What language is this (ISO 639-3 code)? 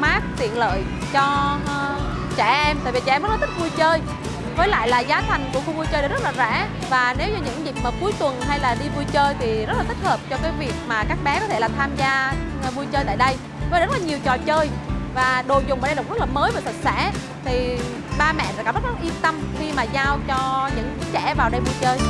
vie